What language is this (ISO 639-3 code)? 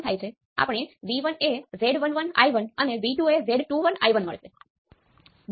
guj